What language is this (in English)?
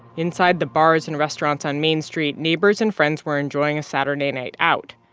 English